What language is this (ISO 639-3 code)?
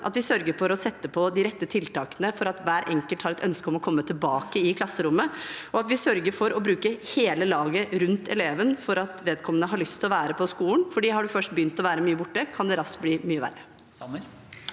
nor